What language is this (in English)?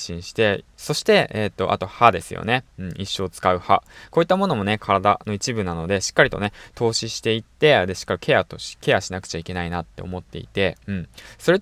Japanese